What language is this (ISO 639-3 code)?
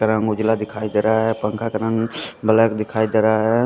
hin